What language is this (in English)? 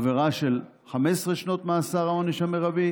Hebrew